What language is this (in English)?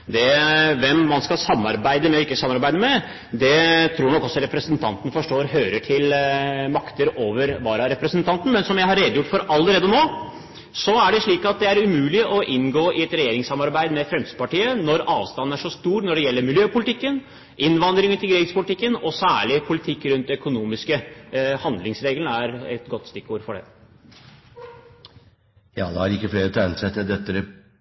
Norwegian